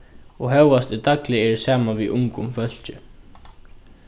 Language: Faroese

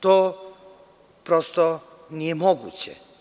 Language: Serbian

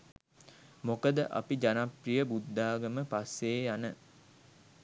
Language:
Sinhala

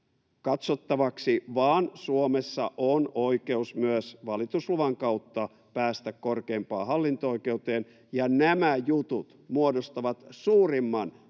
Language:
Finnish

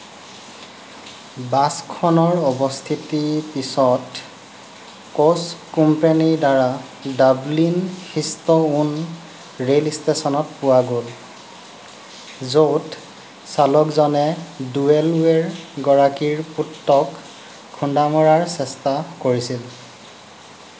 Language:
Assamese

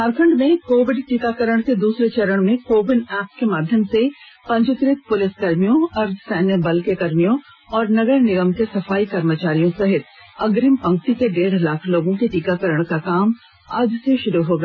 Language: Hindi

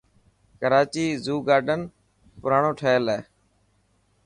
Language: Dhatki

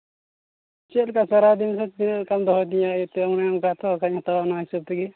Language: Santali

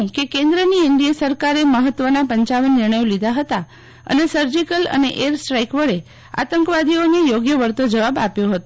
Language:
Gujarati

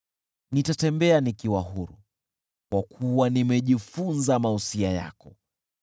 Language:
Swahili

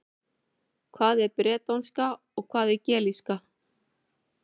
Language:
Icelandic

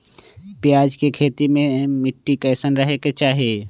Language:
Magahi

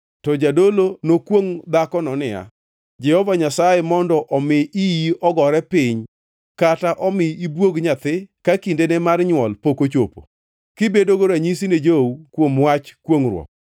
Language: Luo (Kenya and Tanzania)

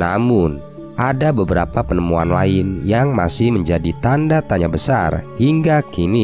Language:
Indonesian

